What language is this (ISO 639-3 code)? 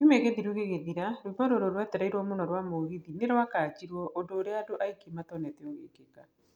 kik